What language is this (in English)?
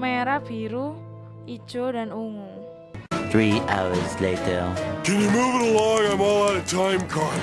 Indonesian